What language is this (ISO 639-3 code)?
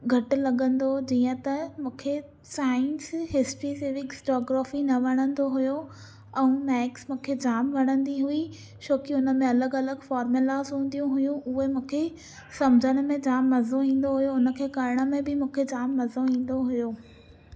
snd